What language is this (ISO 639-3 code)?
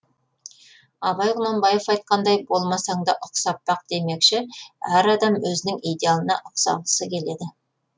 kaz